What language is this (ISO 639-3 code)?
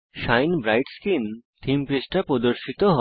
ben